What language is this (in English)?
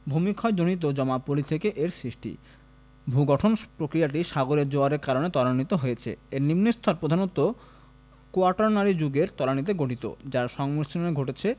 Bangla